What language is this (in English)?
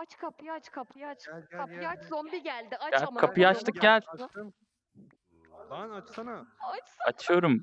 Turkish